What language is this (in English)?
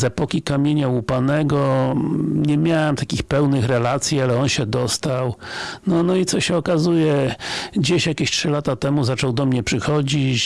Polish